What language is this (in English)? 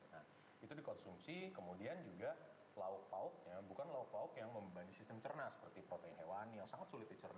Indonesian